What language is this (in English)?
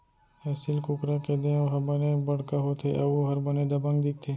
Chhattisgarhi